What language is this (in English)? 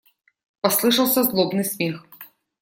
Russian